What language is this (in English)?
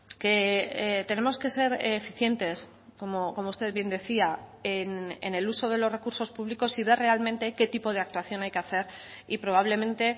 Spanish